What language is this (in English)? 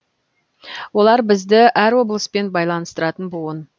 Kazakh